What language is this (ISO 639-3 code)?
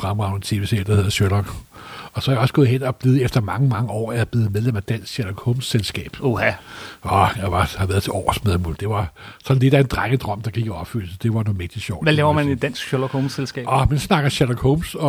dan